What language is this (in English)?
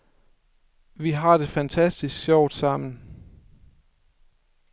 Danish